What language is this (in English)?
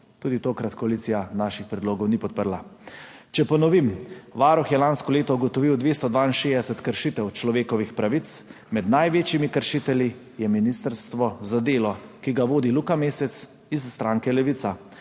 Slovenian